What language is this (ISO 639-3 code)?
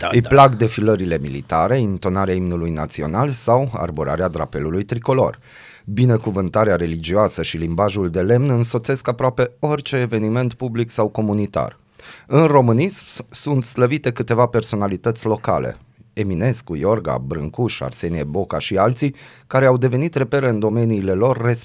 ron